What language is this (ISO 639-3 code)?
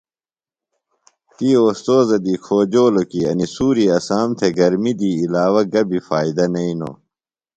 phl